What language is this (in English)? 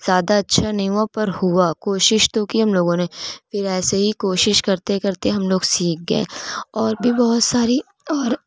Urdu